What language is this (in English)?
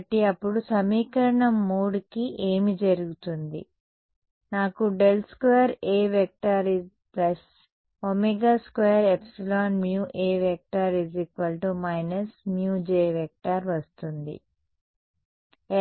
Telugu